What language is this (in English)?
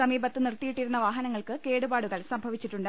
Malayalam